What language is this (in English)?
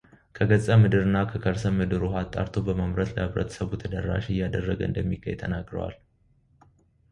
Amharic